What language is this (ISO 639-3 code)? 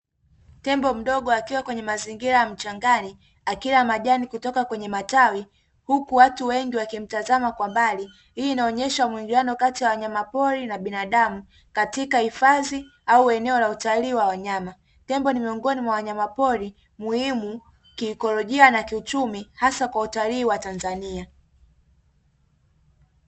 swa